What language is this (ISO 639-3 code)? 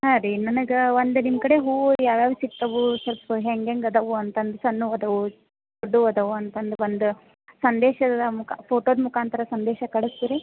kan